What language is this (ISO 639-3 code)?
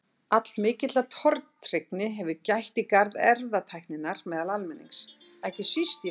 isl